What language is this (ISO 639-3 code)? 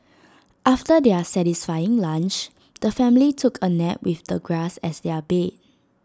eng